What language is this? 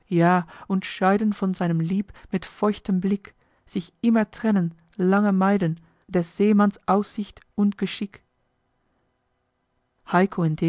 German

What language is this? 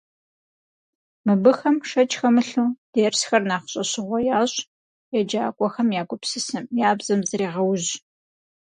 Kabardian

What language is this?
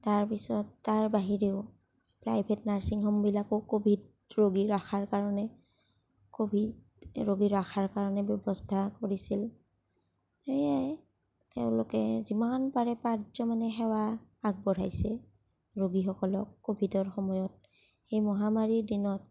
Assamese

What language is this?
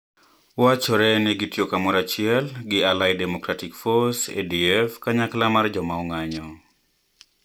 Luo (Kenya and Tanzania)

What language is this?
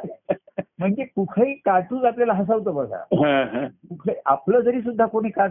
Marathi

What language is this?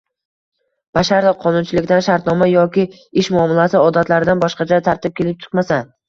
Uzbek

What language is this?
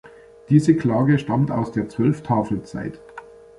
German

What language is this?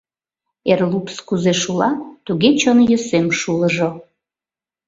Mari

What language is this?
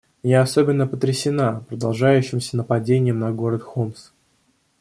Russian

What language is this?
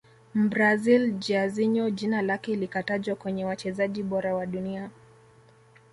Swahili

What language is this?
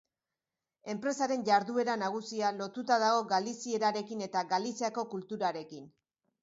Basque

